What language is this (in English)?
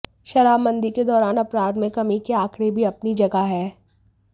Hindi